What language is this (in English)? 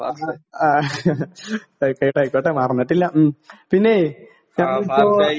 Malayalam